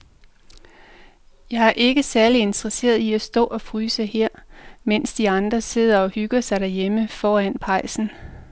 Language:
Danish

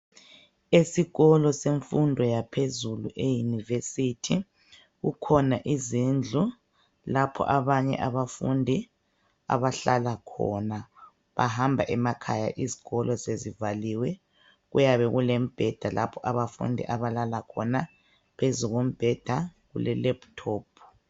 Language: North Ndebele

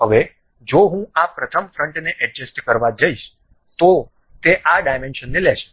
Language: Gujarati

